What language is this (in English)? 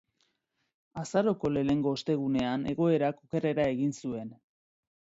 Basque